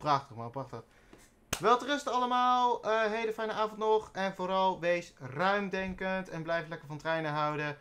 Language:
Dutch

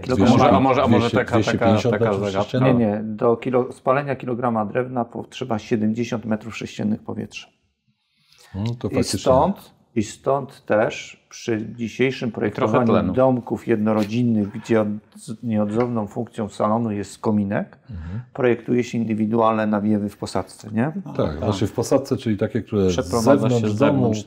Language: Polish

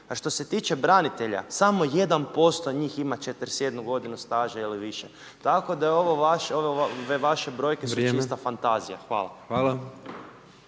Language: Croatian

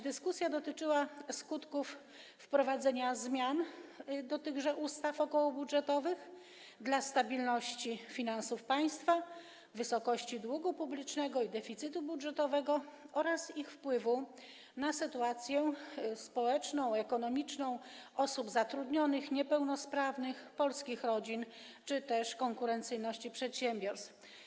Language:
Polish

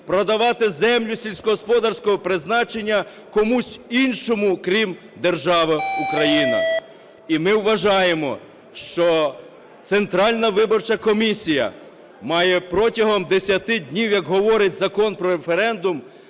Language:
Ukrainian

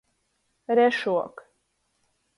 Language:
Latgalian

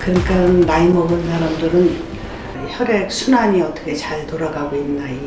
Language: Korean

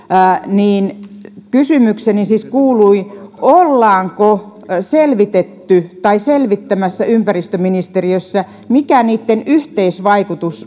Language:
Finnish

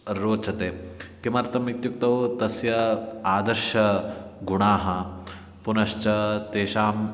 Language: Sanskrit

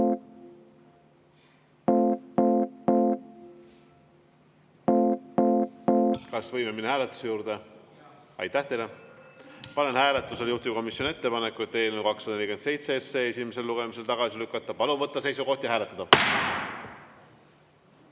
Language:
Estonian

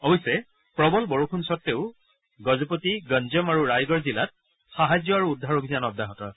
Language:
Assamese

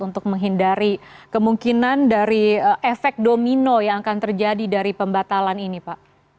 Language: Indonesian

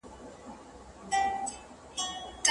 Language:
Pashto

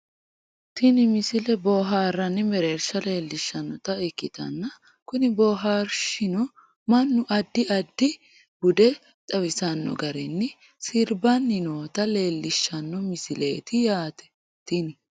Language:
Sidamo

